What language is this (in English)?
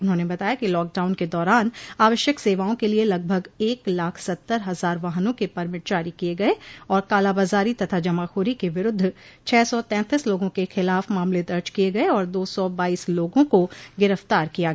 Hindi